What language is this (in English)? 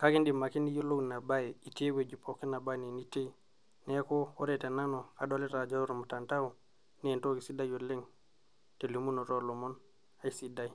Masai